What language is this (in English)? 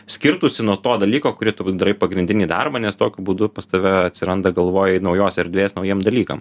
Lithuanian